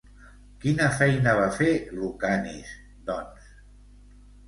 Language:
Catalan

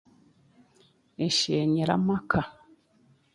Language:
Chiga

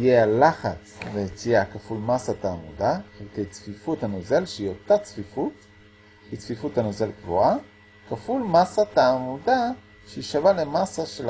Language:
Hebrew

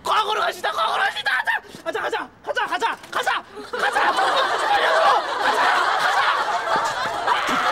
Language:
Korean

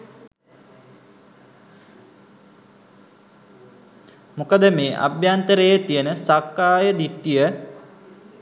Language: Sinhala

